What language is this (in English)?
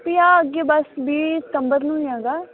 Punjabi